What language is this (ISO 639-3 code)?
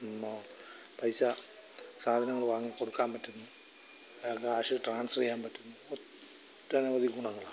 mal